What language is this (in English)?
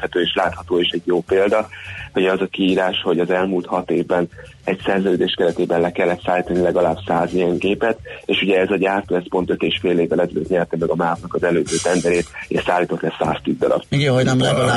Hungarian